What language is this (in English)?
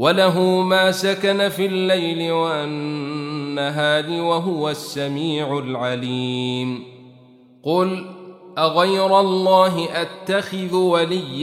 Arabic